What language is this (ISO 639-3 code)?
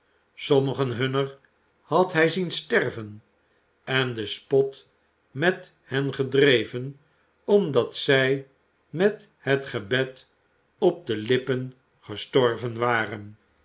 nld